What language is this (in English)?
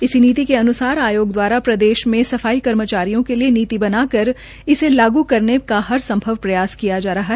Hindi